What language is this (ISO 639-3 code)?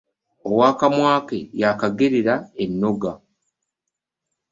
lug